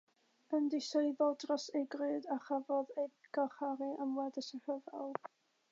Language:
Welsh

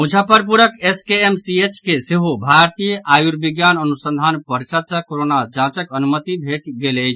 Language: Maithili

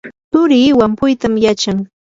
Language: Yanahuanca Pasco Quechua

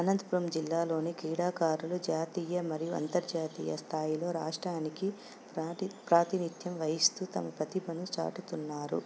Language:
Telugu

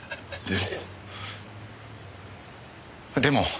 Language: Japanese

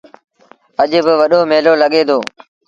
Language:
Sindhi Bhil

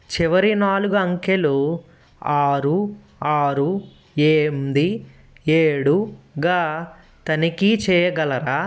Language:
Telugu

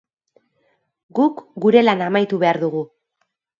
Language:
Basque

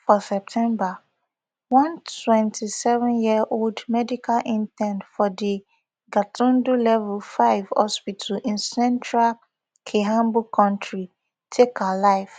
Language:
Nigerian Pidgin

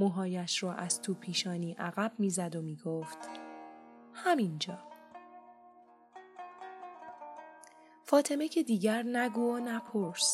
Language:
Persian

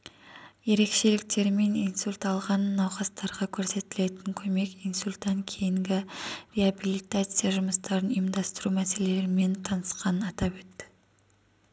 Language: Kazakh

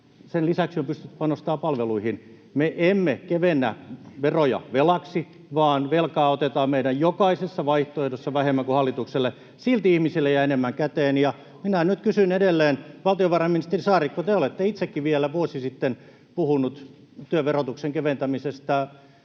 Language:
Finnish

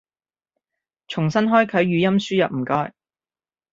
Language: Cantonese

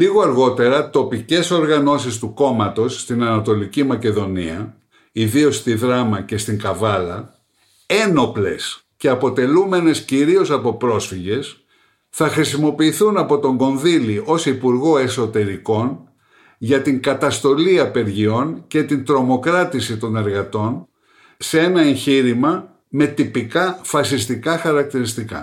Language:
Greek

